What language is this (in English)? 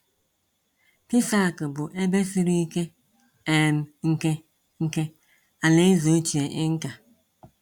Igbo